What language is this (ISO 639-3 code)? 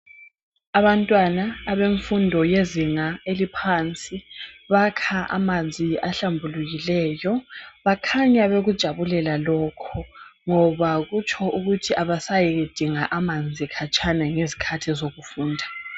nde